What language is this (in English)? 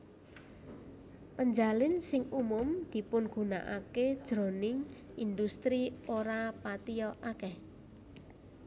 Javanese